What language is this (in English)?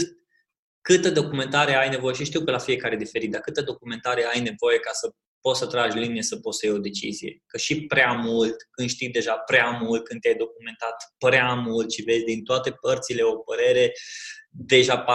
Romanian